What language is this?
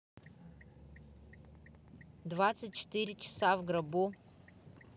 Russian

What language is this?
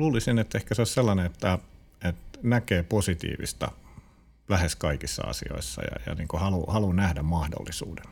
Finnish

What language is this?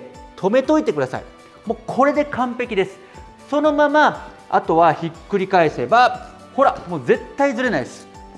Japanese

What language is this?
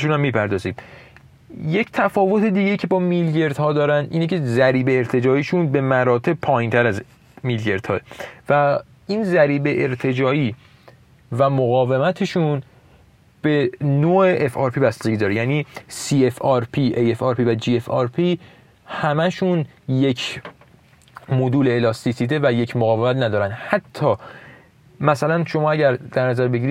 Persian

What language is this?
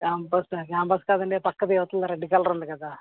Telugu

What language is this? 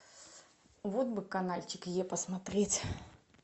Russian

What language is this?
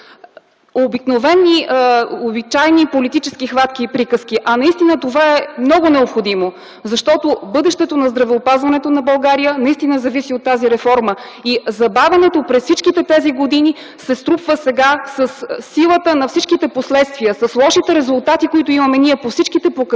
Bulgarian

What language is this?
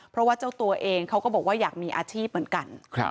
Thai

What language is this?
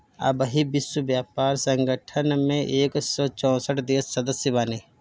Bhojpuri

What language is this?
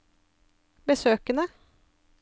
Norwegian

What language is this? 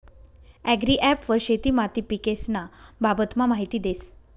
Marathi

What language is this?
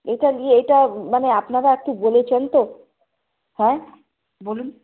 Bangla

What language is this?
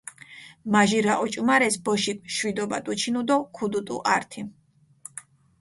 Mingrelian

